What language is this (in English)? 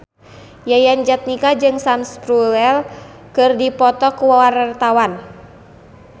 Sundanese